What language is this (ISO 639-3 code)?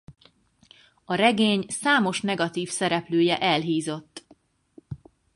hun